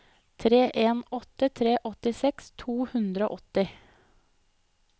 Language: Norwegian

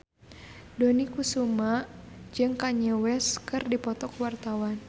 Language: Sundanese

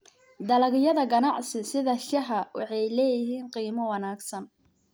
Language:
Somali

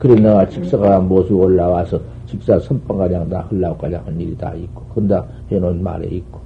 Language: Korean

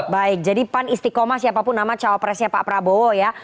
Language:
Indonesian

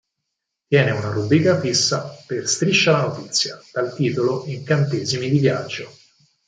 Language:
Italian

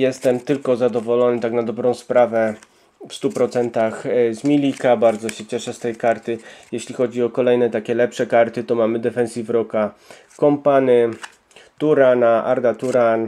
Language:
Polish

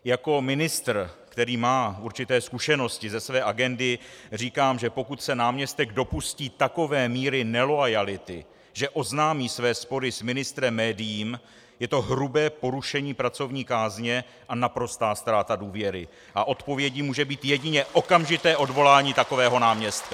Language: Czech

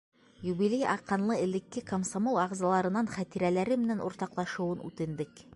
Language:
Bashkir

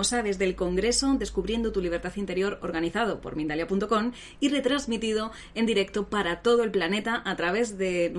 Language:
Spanish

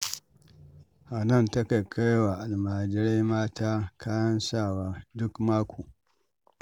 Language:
Hausa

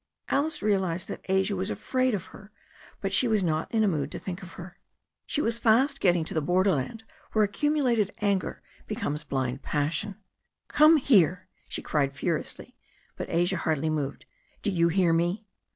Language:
English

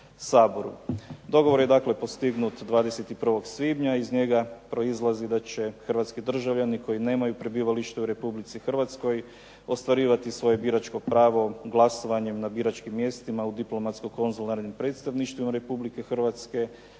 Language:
Croatian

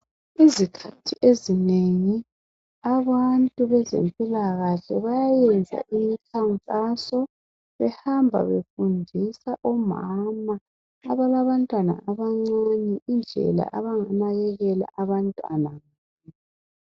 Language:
North Ndebele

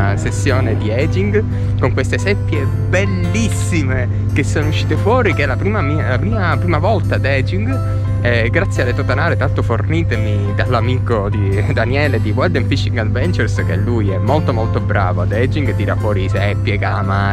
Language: Italian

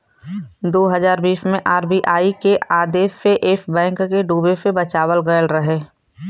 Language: Bhojpuri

